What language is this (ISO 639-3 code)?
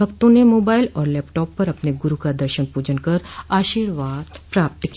hin